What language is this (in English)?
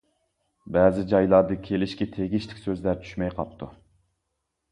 Uyghur